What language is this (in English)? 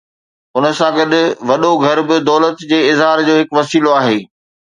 Sindhi